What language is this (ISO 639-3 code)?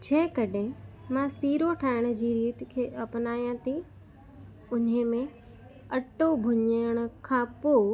snd